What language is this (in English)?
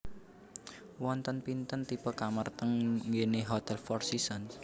Javanese